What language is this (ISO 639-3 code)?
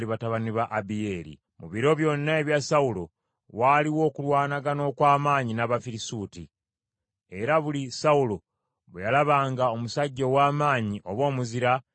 lug